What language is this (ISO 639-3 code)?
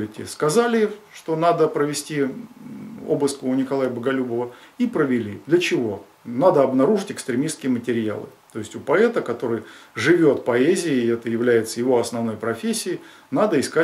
rus